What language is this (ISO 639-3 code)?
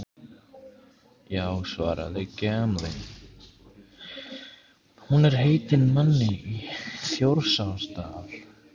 isl